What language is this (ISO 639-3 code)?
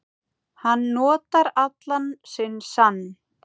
isl